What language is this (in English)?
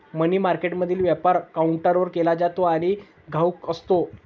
Marathi